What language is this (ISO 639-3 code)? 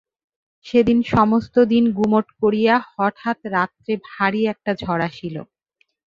ben